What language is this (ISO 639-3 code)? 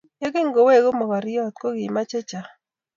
kln